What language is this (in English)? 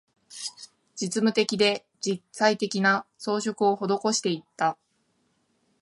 Japanese